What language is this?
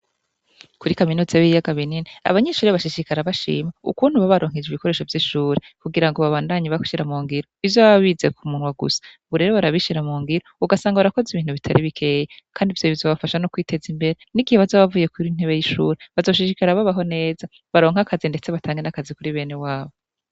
Rundi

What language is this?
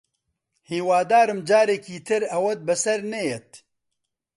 Central Kurdish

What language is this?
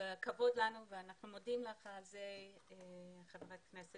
Hebrew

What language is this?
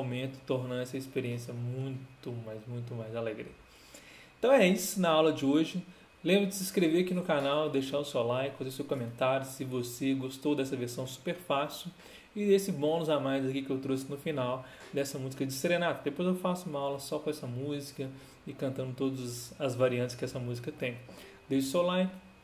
Portuguese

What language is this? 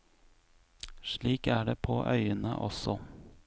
Norwegian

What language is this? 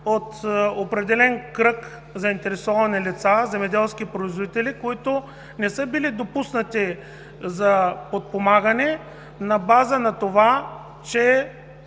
Bulgarian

